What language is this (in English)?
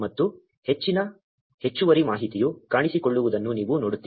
Kannada